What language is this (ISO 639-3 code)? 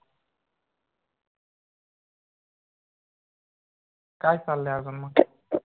mar